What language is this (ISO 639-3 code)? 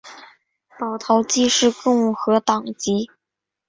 zho